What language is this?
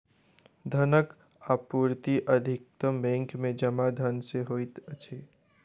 Maithili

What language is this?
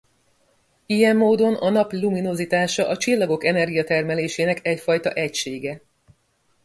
Hungarian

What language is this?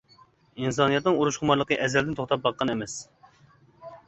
Uyghur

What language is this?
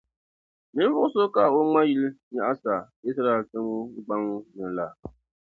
Dagbani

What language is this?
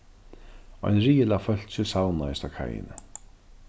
Faroese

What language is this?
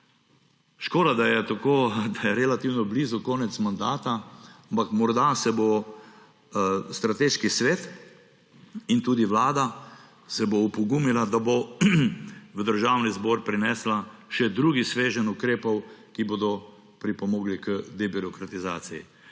Slovenian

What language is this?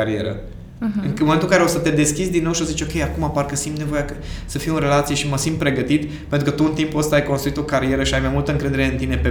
Romanian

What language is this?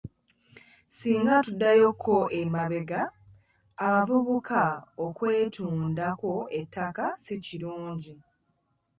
Ganda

